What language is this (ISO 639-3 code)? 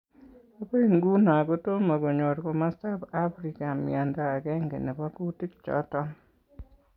kln